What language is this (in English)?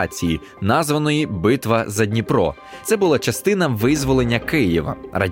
Ukrainian